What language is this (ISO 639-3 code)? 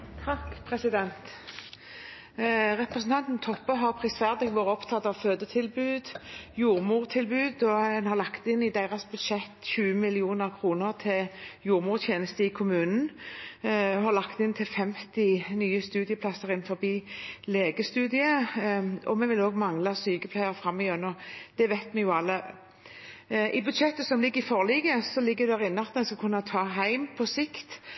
nor